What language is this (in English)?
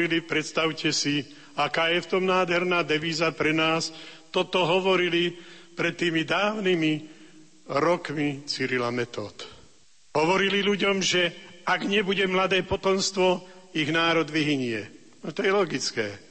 Slovak